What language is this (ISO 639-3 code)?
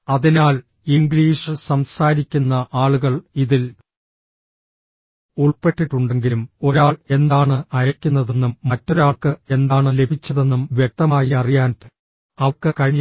mal